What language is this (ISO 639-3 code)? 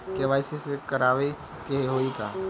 bho